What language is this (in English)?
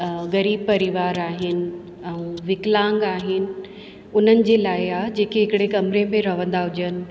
Sindhi